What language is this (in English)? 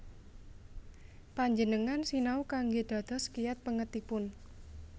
Javanese